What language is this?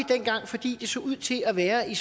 Danish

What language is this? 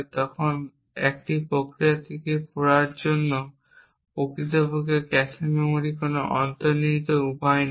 Bangla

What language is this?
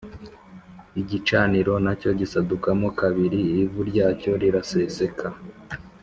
Kinyarwanda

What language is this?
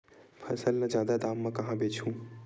Chhattisgarhi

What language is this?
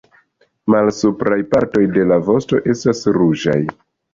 Esperanto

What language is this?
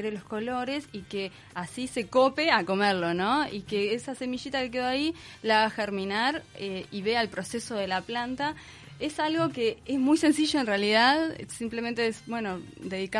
Spanish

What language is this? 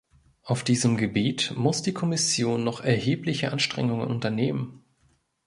German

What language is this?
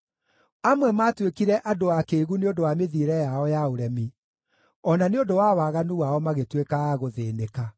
Kikuyu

